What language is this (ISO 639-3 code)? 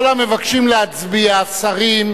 heb